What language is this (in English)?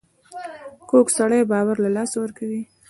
Pashto